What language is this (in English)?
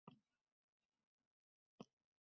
Uzbek